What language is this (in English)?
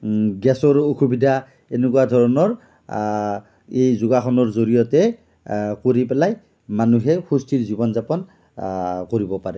Assamese